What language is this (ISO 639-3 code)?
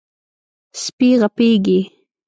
pus